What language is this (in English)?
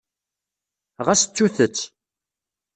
Kabyle